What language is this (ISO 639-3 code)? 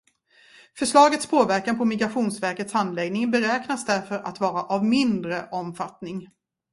swe